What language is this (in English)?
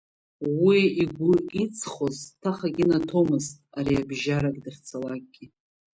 Abkhazian